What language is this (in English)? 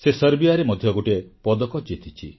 Odia